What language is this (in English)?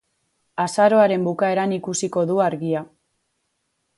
Basque